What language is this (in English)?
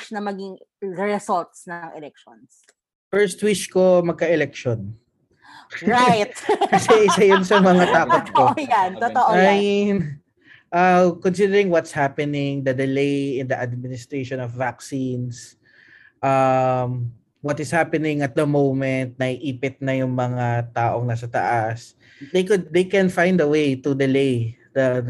Filipino